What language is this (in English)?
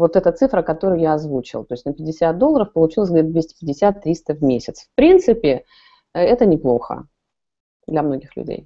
Russian